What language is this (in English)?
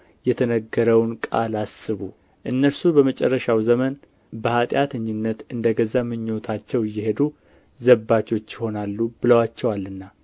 Amharic